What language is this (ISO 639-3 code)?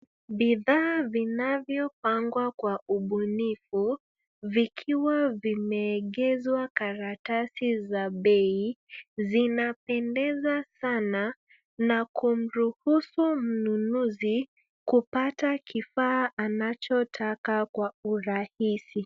swa